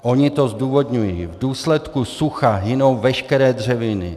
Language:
Czech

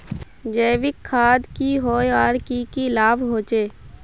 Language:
Magahi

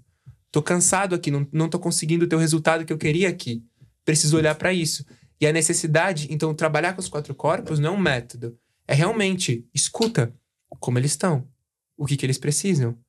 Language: Portuguese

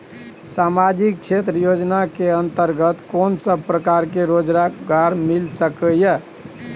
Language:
Maithili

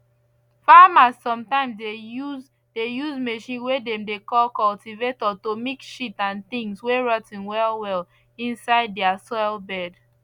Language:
Nigerian Pidgin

